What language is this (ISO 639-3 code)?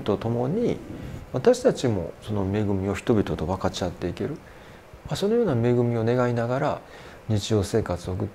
jpn